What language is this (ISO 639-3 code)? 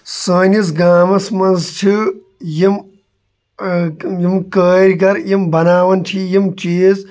kas